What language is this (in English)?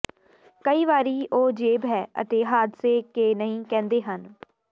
Punjabi